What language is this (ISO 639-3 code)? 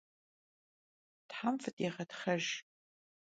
kbd